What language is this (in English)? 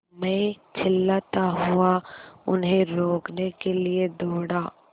Hindi